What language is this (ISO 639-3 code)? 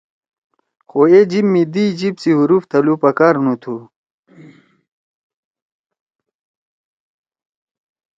trw